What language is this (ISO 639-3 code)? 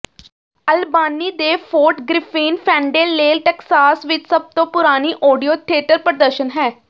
pan